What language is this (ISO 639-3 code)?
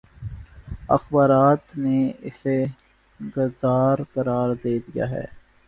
urd